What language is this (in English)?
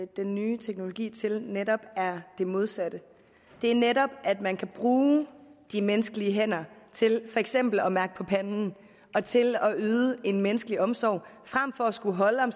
Danish